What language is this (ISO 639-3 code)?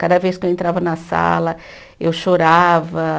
por